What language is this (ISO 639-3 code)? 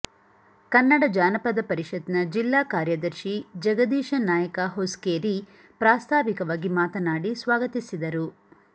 kan